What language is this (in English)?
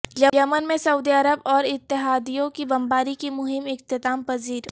Urdu